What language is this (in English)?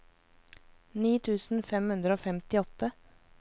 Norwegian